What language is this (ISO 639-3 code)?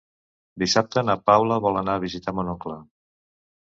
cat